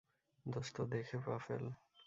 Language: Bangla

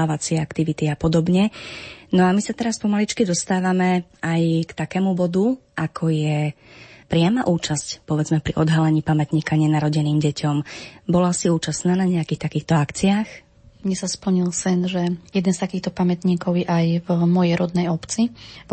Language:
Slovak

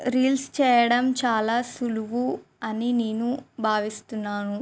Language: Telugu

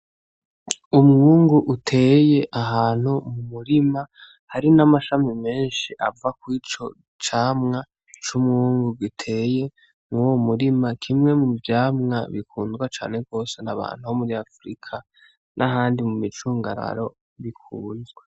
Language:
Rundi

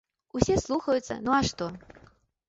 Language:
Belarusian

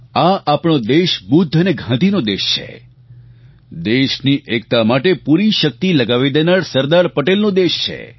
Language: Gujarati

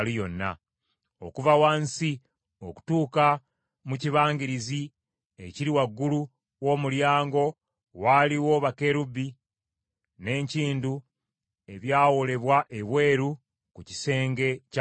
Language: Ganda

